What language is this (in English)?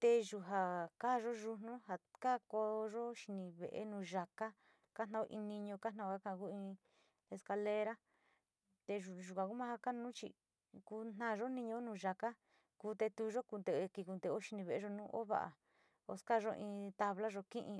Sinicahua Mixtec